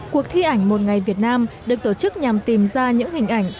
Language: Vietnamese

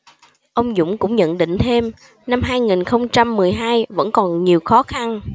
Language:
Vietnamese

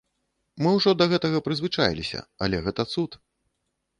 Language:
Belarusian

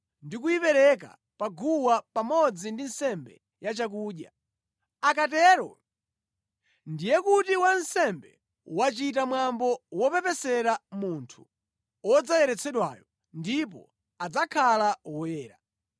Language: Nyanja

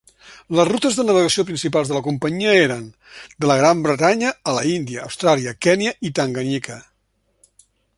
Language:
Catalan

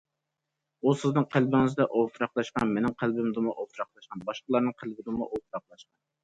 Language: Uyghur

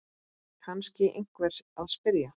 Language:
Icelandic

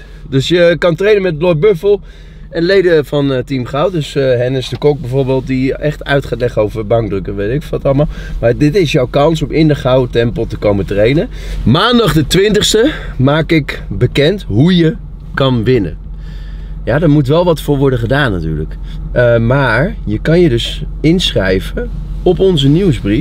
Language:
Dutch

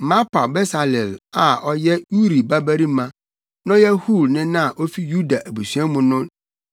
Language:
Akan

